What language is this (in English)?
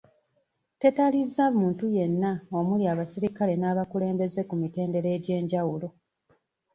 Ganda